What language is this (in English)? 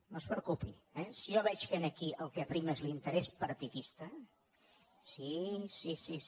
Catalan